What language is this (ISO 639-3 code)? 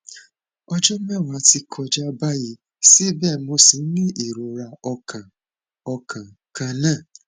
yor